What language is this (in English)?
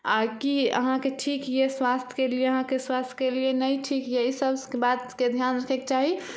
Maithili